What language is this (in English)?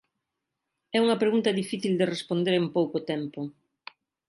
Galician